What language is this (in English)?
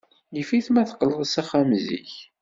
Kabyle